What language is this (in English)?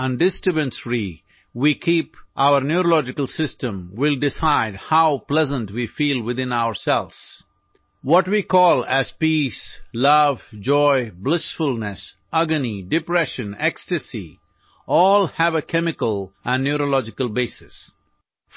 Urdu